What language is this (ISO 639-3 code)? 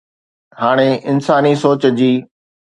snd